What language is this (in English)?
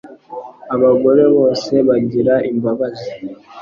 Kinyarwanda